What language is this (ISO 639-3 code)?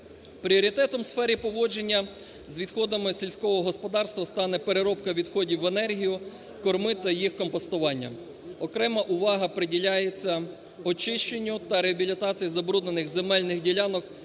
ukr